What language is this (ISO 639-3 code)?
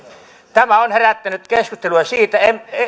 fin